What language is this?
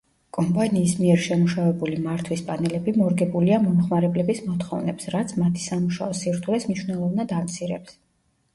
Georgian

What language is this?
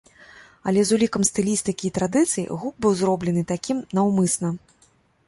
Belarusian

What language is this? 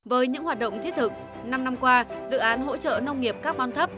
Vietnamese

